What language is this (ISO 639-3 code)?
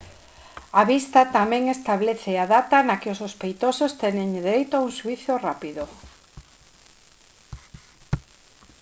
glg